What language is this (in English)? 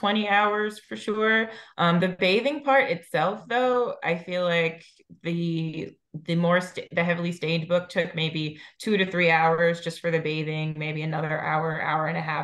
English